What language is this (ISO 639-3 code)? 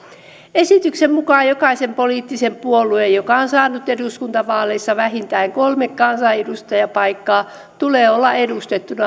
fin